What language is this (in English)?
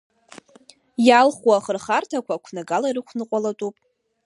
Abkhazian